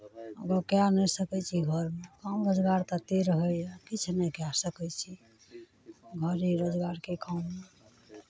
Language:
Maithili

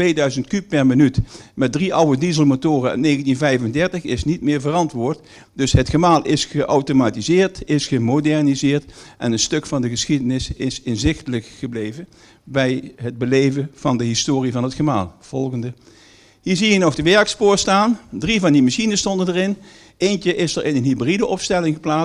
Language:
Dutch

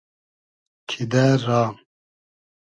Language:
Hazaragi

